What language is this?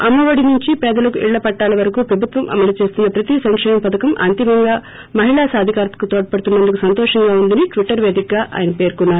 Telugu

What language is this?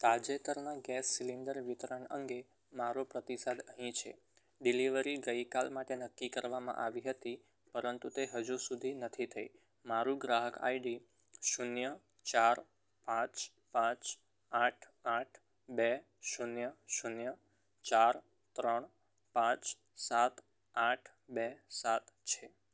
Gujarati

